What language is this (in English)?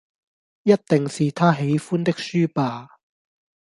Cantonese